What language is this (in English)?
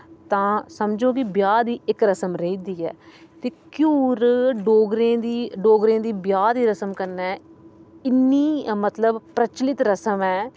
Dogri